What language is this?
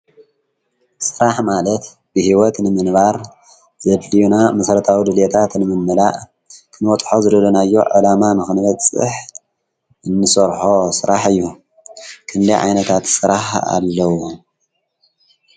Tigrinya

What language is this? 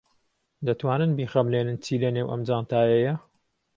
Central Kurdish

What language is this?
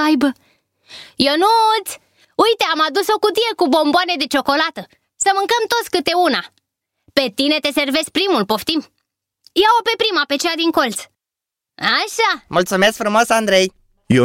Romanian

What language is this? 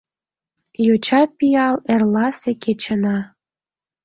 Mari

